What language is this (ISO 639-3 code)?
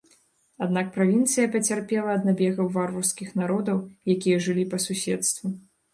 bel